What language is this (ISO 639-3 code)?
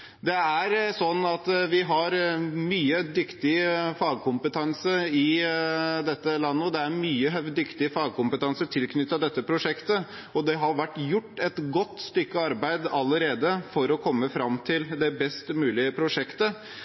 nob